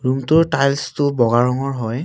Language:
Assamese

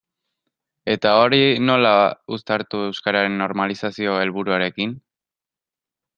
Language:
Basque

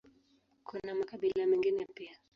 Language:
Swahili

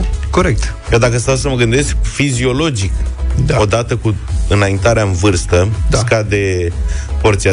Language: Romanian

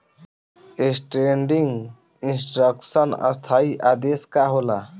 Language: Bhojpuri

